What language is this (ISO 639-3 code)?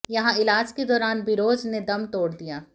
hin